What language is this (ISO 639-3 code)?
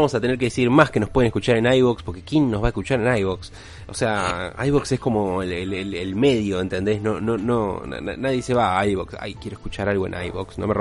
spa